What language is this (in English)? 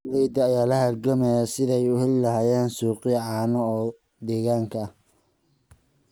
Somali